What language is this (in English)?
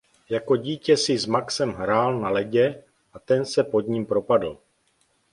Czech